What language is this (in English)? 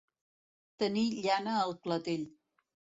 Catalan